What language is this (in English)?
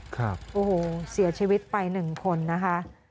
Thai